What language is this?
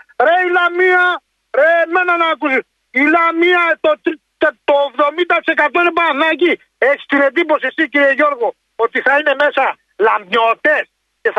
Greek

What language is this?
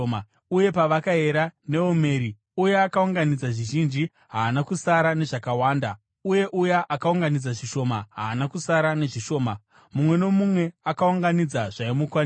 Shona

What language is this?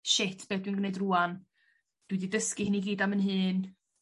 Welsh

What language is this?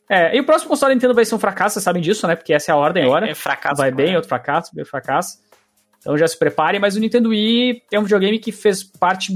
Portuguese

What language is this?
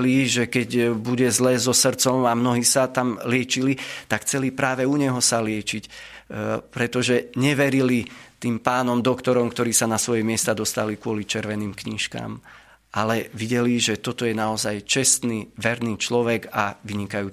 Slovak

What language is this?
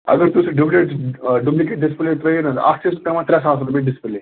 Kashmiri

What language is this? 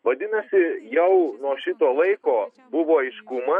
Lithuanian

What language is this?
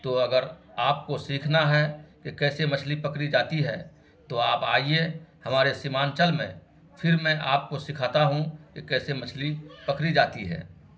Urdu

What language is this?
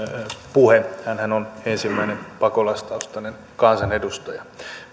Finnish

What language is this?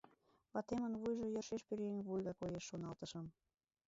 Mari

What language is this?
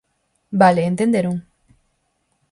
Galician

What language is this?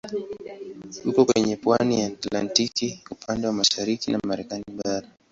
Swahili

